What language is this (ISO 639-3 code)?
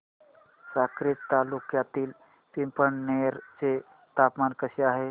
mar